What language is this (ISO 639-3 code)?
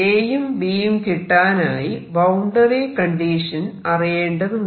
mal